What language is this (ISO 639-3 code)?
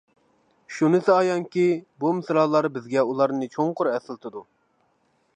uig